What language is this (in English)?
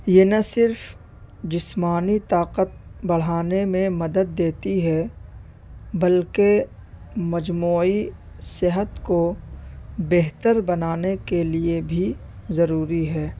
Urdu